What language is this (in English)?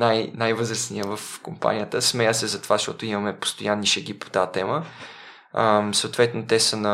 Bulgarian